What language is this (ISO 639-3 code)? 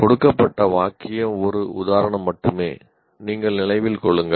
tam